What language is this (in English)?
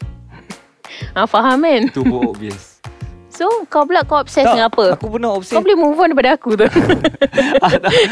Malay